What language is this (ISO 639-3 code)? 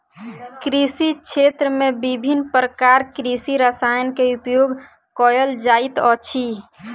mai